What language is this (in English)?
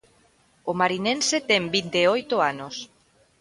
Galician